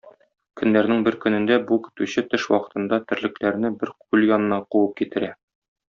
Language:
Tatar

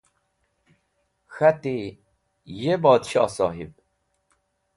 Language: Wakhi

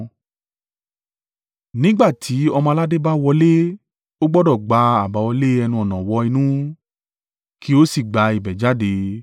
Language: Yoruba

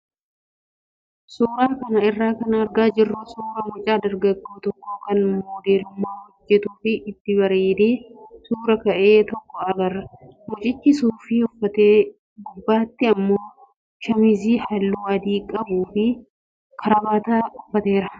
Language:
Oromo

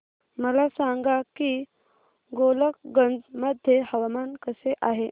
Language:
Marathi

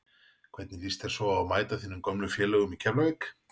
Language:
Icelandic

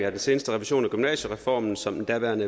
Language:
Danish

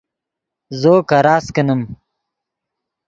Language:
Yidgha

